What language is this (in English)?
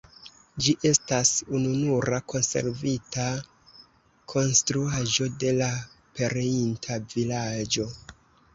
Esperanto